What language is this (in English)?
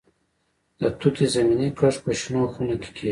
Pashto